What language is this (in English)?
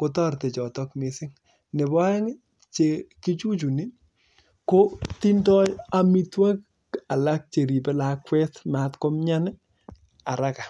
Kalenjin